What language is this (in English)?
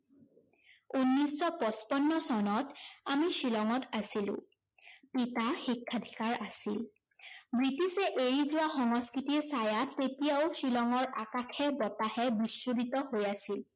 Assamese